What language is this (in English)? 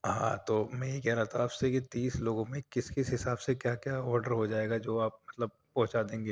Urdu